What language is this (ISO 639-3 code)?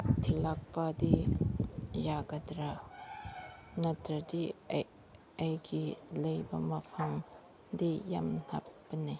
mni